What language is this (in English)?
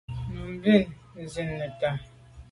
Medumba